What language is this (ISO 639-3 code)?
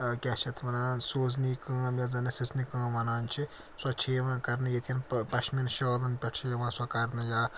kas